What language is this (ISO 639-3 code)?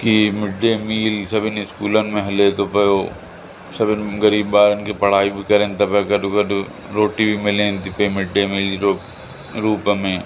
snd